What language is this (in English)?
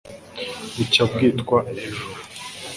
Kinyarwanda